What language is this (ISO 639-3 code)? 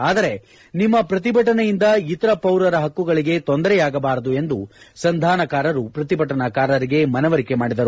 kan